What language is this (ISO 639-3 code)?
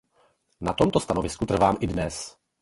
ces